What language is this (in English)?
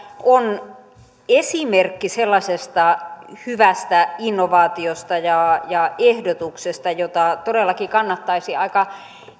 Finnish